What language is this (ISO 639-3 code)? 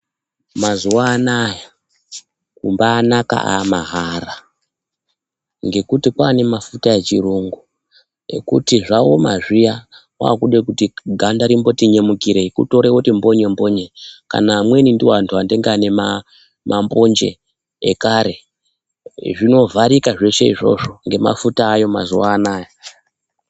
ndc